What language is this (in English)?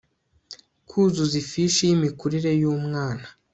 Kinyarwanda